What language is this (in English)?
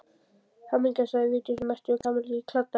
Icelandic